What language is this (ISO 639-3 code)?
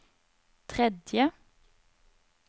nor